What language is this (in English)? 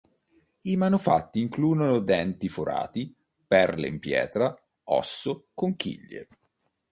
Italian